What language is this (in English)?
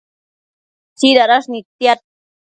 Matsés